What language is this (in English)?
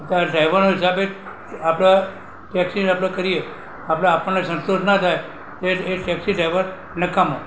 Gujarati